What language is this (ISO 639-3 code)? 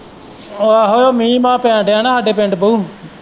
pan